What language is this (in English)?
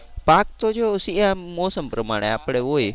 Gujarati